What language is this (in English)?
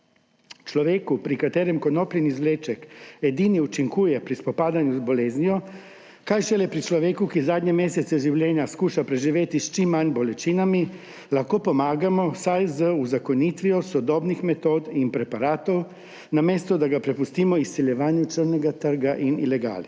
Slovenian